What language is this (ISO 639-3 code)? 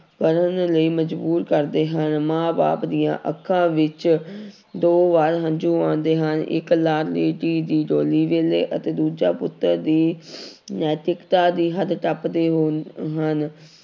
pan